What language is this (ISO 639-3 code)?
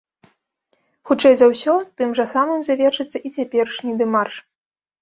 bel